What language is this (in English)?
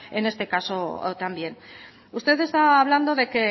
Spanish